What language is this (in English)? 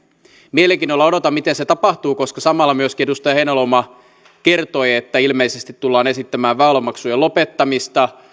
Finnish